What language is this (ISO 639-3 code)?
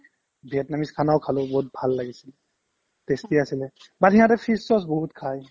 asm